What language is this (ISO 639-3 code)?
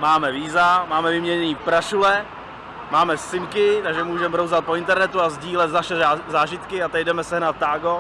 ces